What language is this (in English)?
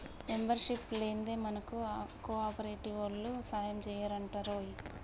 Telugu